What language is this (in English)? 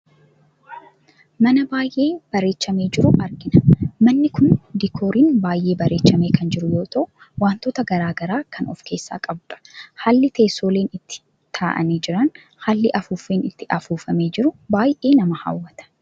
Oromo